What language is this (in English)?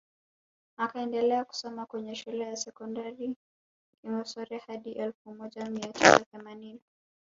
Swahili